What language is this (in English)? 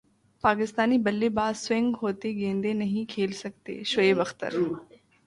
Urdu